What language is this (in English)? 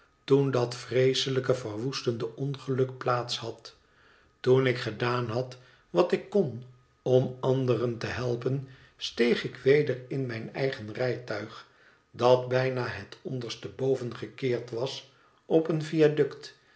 Dutch